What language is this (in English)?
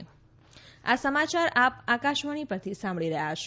Gujarati